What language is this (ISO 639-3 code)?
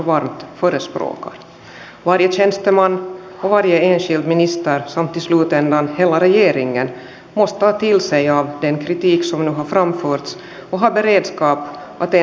fin